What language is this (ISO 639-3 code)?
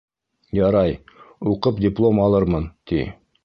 bak